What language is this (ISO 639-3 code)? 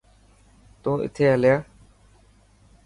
mki